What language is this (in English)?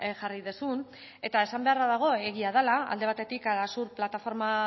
Basque